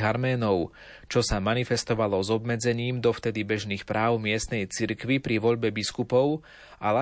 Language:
Slovak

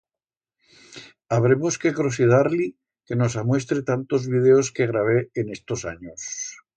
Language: Aragonese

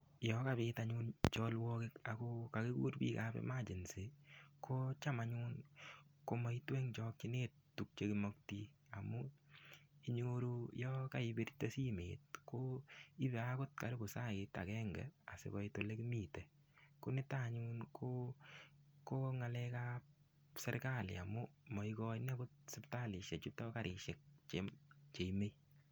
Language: Kalenjin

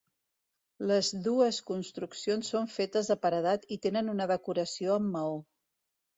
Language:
Catalan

